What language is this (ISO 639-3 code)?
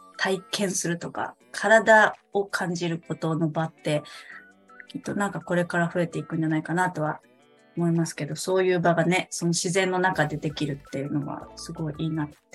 jpn